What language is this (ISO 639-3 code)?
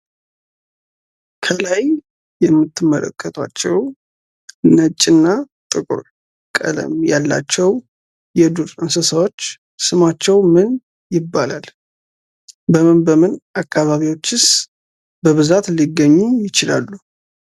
amh